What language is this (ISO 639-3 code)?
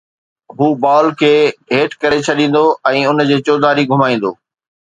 snd